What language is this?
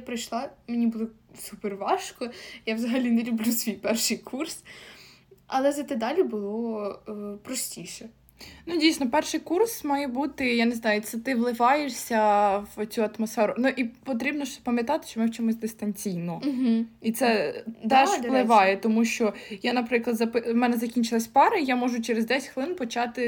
Ukrainian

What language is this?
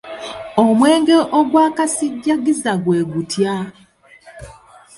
Ganda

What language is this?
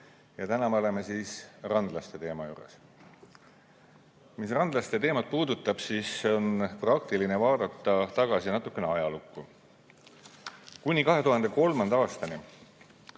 Estonian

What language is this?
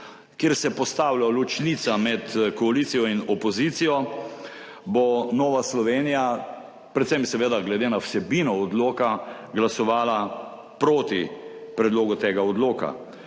Slovenian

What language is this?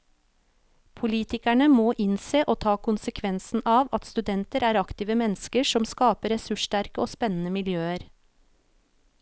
Norwegian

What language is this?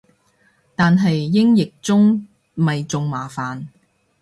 Cantonese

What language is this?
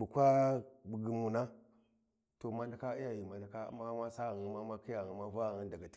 Warji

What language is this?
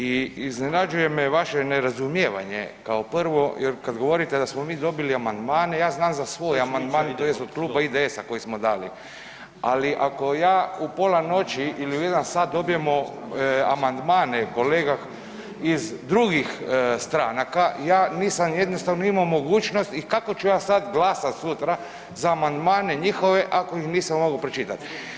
Croatian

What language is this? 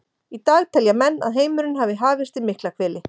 Icelandic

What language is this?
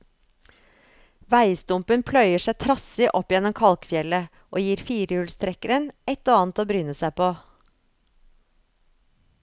Norwegian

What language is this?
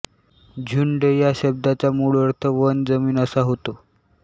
Marathi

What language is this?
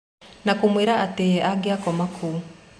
Kikuyu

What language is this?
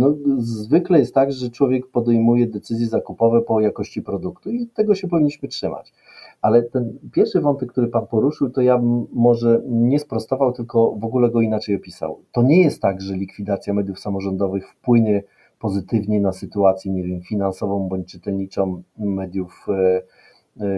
Polish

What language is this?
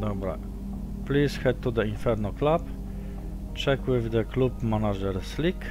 Polish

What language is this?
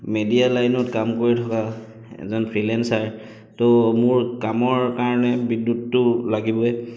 Assamese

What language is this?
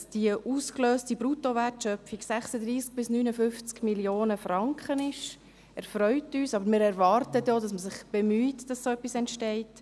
Swiss German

